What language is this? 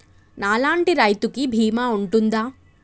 Telugu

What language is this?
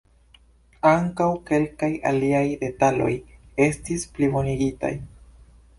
Esperanto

